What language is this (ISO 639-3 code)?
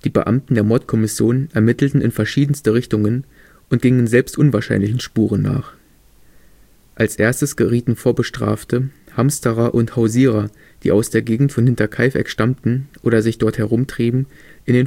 deu